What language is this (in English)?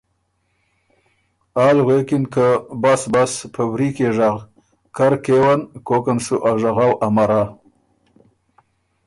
Ormuri